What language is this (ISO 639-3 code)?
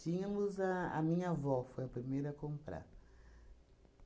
por